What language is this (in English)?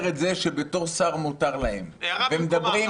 Hebrew